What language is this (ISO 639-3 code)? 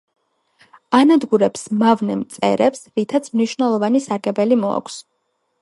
kat